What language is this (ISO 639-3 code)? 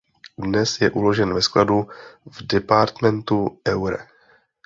ces